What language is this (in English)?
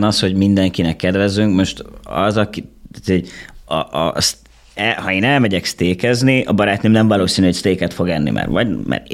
Hungarian